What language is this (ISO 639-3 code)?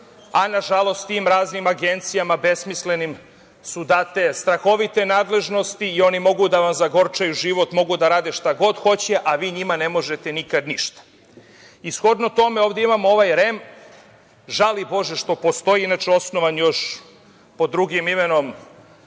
srp